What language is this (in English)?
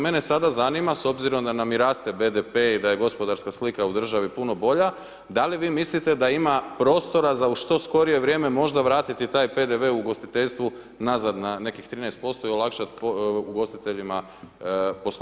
Croatian